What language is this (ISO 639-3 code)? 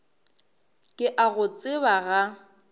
nso